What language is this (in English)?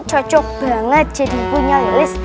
Indonesian